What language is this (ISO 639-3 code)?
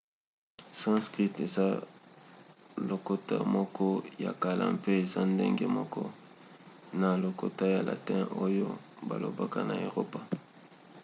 lin